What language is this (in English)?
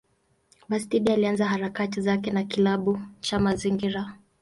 Swahili